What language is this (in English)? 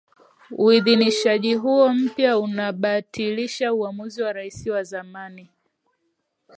Swahili